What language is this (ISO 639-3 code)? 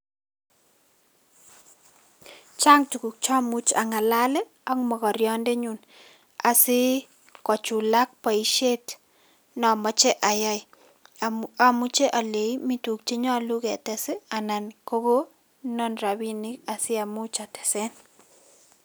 kln